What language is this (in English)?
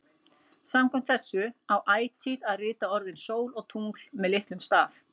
Icelandic